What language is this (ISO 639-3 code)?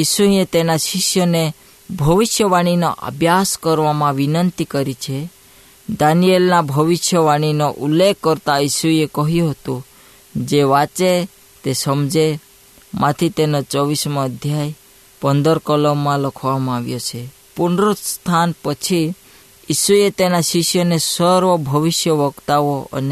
hin